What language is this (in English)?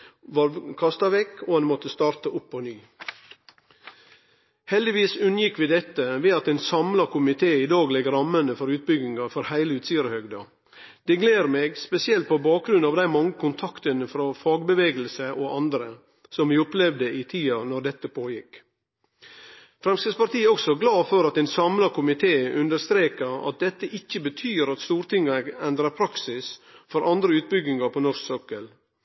Norwegian Nynorsk